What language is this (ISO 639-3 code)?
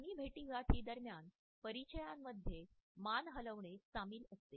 mar